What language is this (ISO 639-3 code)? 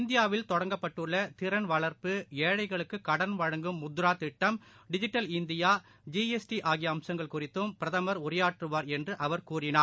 tam